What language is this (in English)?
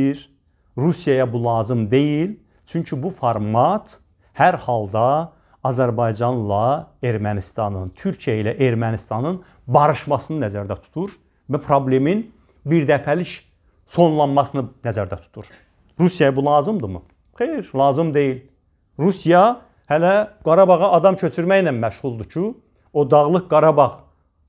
Turkish